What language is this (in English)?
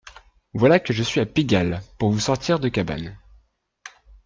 French